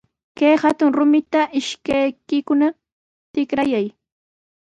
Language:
Sihuas Ancash Quechua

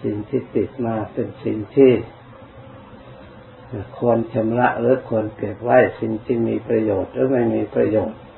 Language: Thai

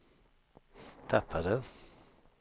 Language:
Swedish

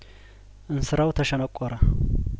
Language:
Amharic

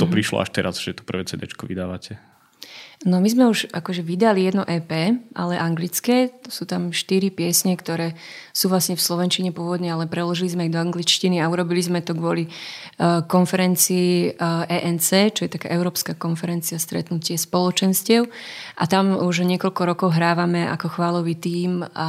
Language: Slovak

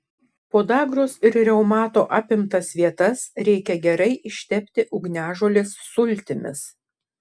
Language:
Lithuanian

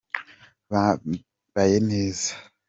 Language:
Kinyarwanda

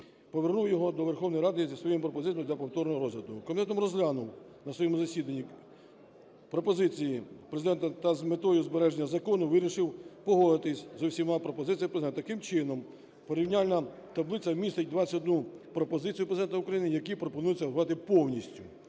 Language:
Ukrainian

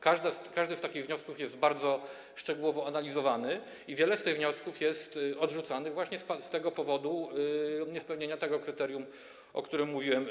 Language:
Polish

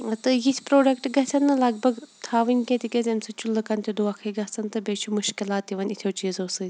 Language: Kashmiri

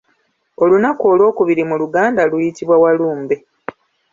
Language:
Ganda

